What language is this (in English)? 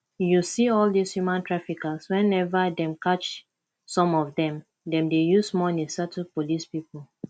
Nigerian Pidgin